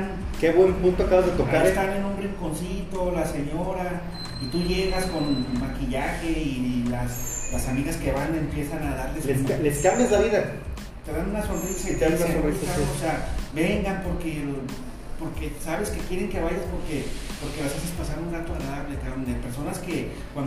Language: Spanish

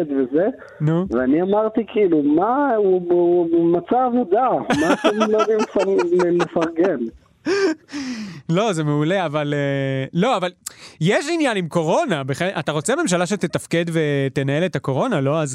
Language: Hebrew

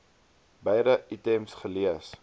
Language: Afrikaans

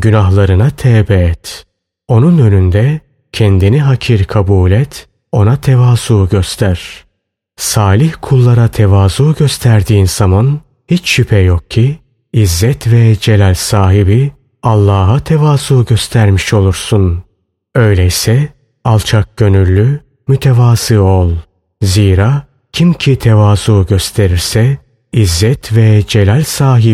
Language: Turkish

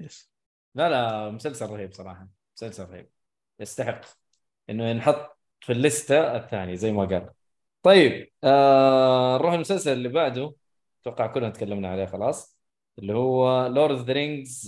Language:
Arabic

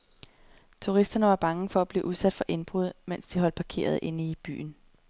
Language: Danish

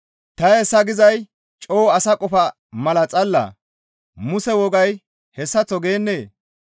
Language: Gamo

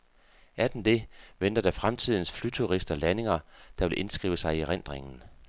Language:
Danish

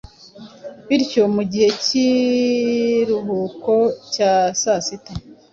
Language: Kinyarwanda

